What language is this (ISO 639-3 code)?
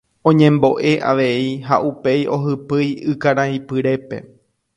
grn